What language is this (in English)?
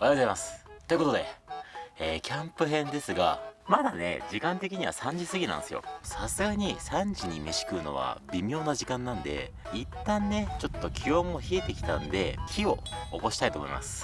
Japanese